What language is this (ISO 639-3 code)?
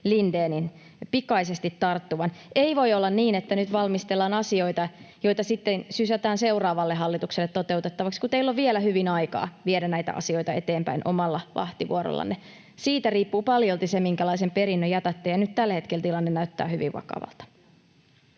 fin